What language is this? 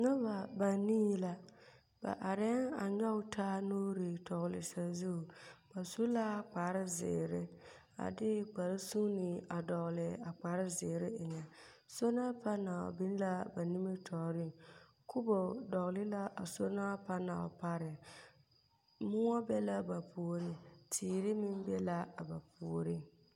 Southern Dagaare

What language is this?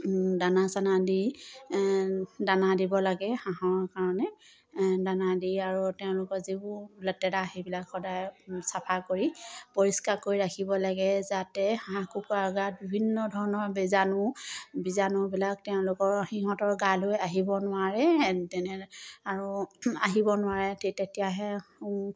Assamese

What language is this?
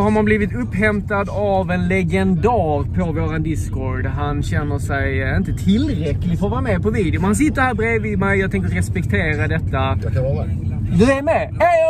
Swedish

